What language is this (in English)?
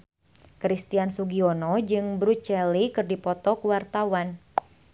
Sundanese